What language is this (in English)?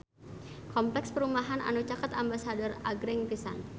Sundanese